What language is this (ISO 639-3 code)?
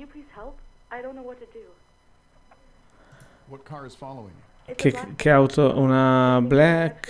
ita